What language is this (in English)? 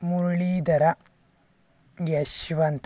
Kannada